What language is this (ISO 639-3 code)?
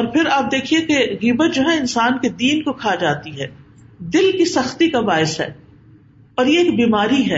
urd